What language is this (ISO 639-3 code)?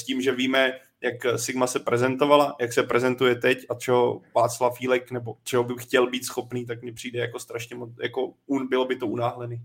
ces